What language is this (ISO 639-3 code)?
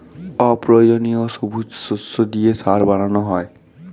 ben